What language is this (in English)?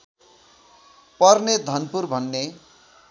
Nepali